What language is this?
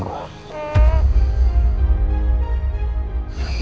Indonesian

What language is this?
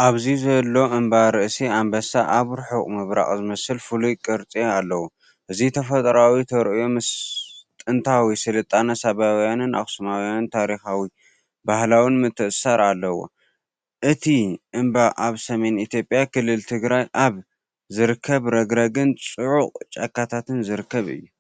Tigrinya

